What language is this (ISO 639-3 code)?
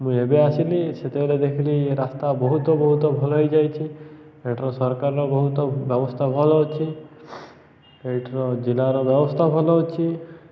ori